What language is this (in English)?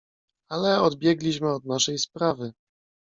Polish